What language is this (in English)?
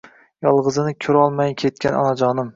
Uzbek